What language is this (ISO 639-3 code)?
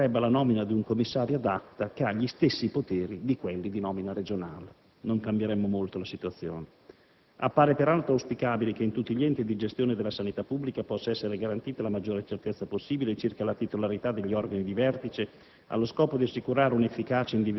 ita